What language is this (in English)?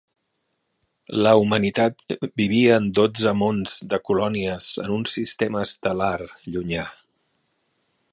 Catalan